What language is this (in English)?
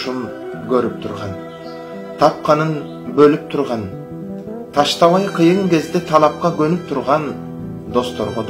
Turkish